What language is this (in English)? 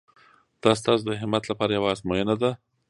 Pashto